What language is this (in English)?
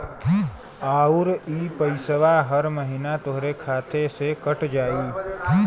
Bhojpuri